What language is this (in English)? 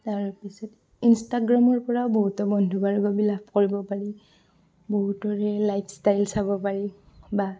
Assamese